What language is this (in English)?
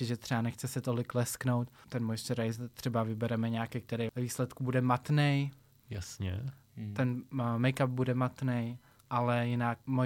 Czech